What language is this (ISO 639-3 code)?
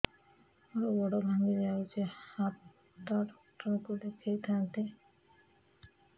ori